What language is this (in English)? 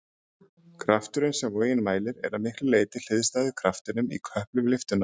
Icelandic